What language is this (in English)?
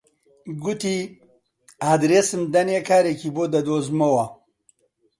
Central Kurdish